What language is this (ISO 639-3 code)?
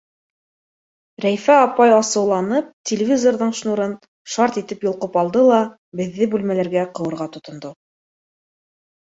bak